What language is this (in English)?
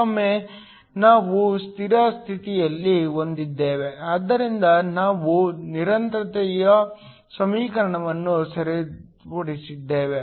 Kannada